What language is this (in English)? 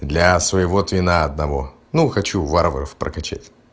Russian